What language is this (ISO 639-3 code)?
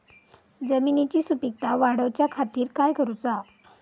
mar